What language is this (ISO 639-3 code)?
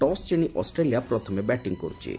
ori